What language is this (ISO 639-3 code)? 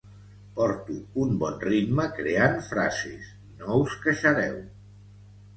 cat